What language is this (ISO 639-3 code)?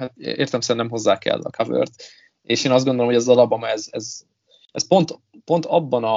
hun